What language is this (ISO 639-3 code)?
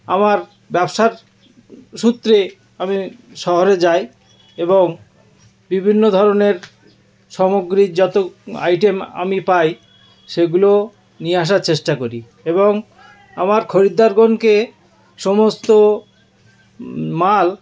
ben